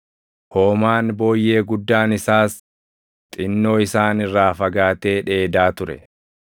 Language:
Oromo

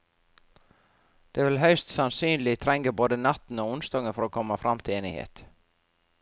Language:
Norwegian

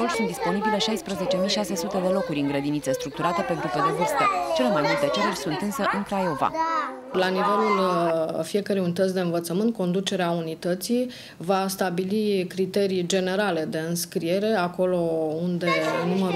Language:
Romanian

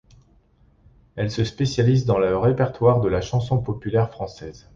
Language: French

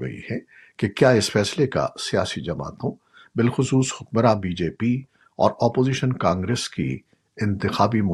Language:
Urdu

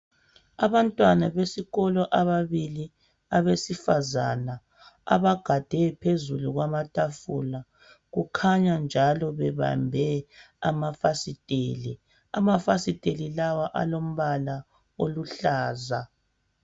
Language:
North Ndebele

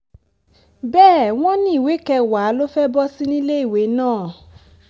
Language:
Yoruba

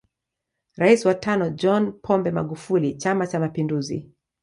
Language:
Swahili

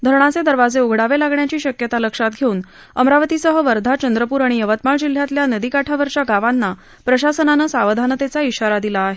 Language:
Marathi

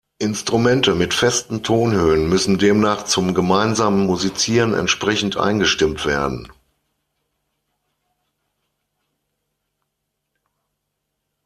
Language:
German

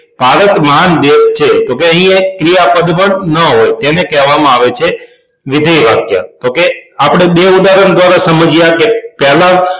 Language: Gujarati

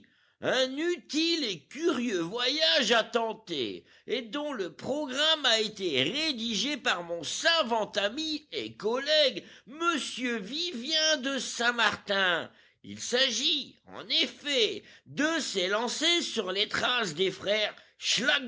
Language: French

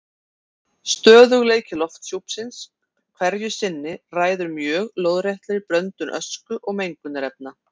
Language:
Icelandic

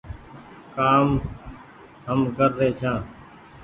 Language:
Goaria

